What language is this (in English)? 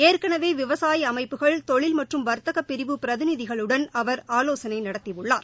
Tamil